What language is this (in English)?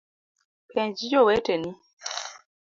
Luo (Kenya and Tanzania)